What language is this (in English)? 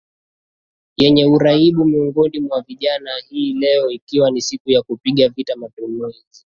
Swahili